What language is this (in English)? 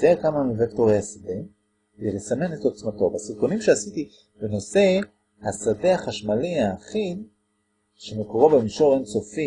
Hebrew